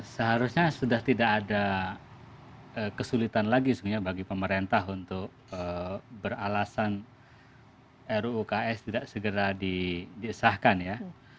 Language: Indonesian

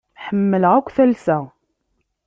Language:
Kabyle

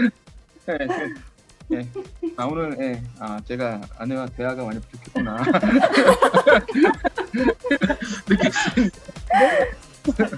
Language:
Korean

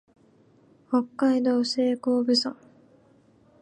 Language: Japanese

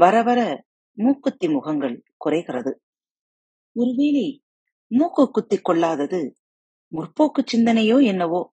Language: Tamil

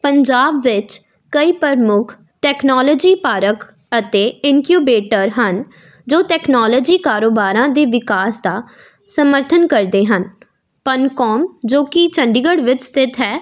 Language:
Punjabi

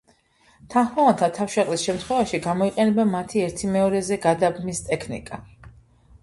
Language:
Georgian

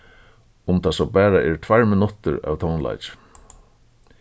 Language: Faroese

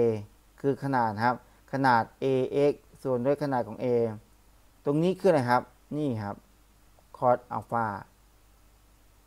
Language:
Thai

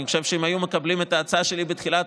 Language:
Hebrew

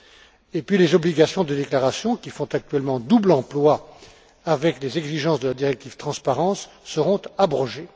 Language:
French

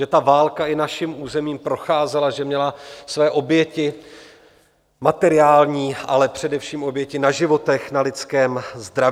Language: Czech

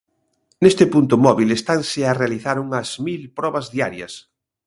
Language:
Galician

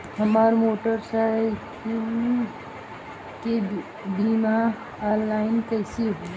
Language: Bhojpuri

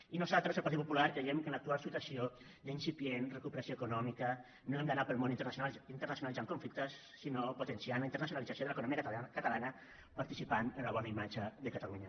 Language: Catalan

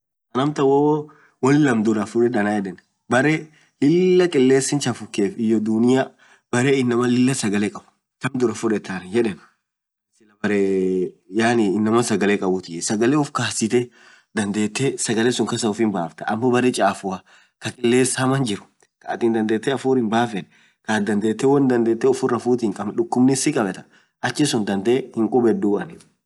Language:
Orma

